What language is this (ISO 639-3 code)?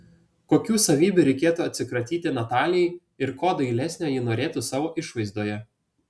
lit